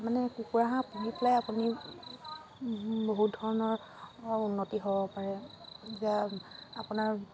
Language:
Assamese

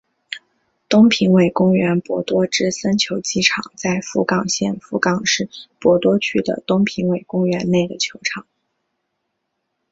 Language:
Chinese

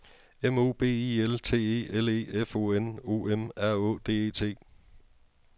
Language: Danish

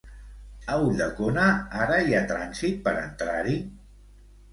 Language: Catalan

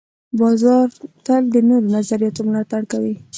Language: Pashto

